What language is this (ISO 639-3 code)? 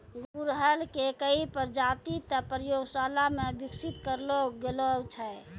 mai